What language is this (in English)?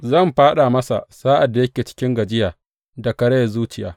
Hausa